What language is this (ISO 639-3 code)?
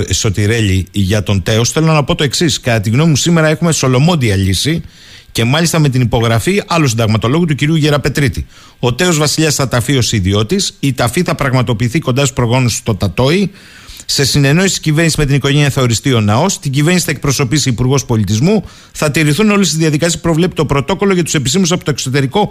ell